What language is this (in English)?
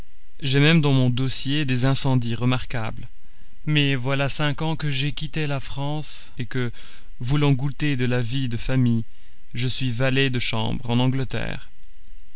French